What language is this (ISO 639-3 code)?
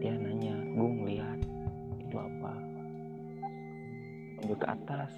ind